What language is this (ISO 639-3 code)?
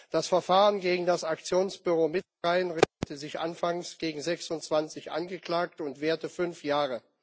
deu